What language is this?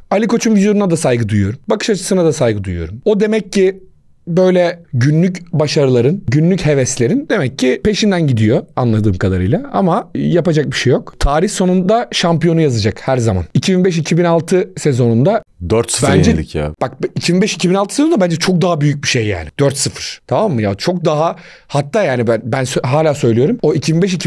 Turkish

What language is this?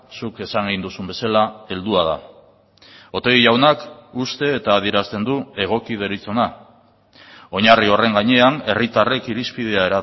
Basque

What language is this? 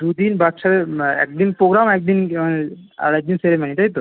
Bangla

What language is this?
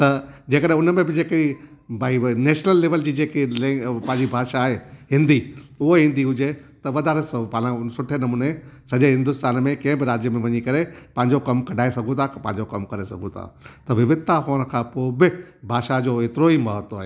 Sindhi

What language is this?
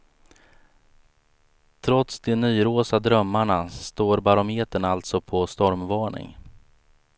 Swedish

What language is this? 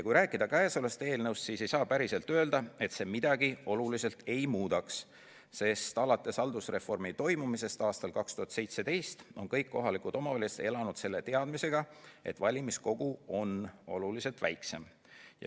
Estonian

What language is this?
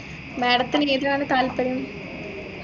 Malayalam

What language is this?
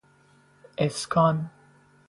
Persian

